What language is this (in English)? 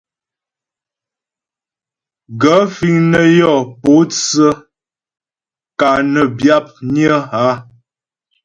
Ghomala